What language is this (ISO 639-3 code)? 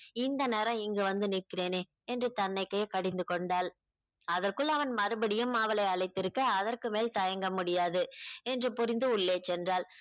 tam